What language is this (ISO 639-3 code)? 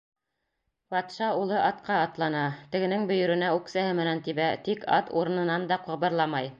bak